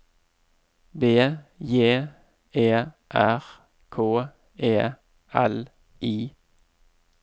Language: Norwegian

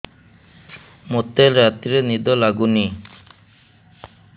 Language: Odia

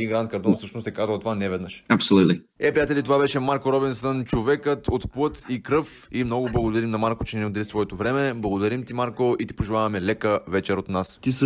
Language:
Bulgarian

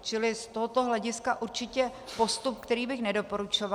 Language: Czech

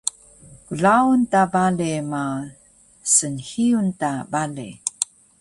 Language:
Taroko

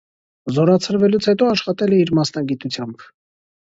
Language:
Armenian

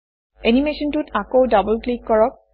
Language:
Assamese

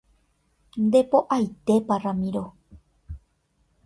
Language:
Guarani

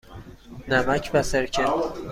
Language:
Persian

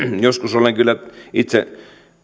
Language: Finnish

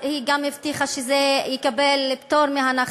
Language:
Hebrew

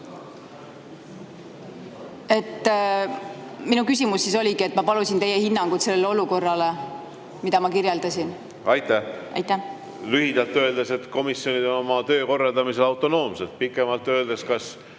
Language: Estonian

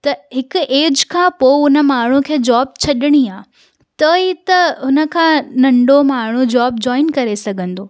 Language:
Sindhi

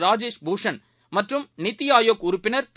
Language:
Tamil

